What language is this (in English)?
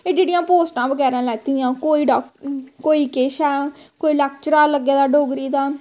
Dogri